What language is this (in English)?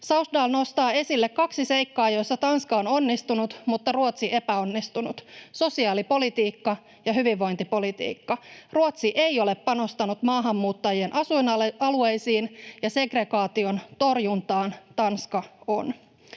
Finnish